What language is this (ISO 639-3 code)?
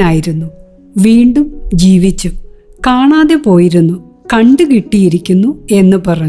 mal